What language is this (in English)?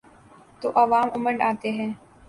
Urdu